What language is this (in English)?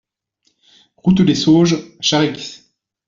French